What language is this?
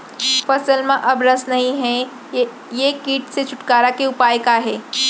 Chhattisgarhi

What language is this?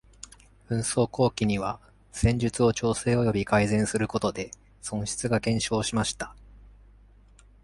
Japanese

